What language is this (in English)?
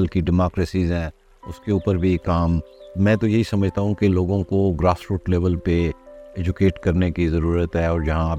Urdu